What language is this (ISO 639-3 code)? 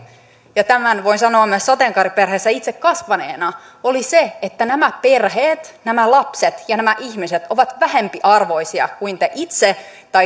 fin